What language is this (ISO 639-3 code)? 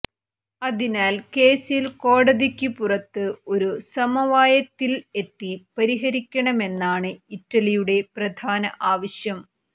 mal